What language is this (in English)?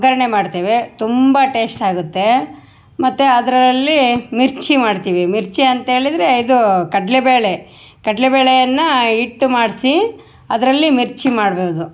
Kannada